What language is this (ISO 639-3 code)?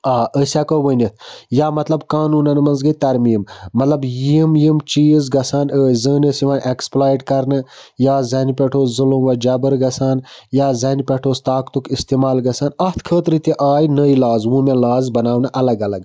kas